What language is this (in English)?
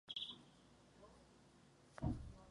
Czech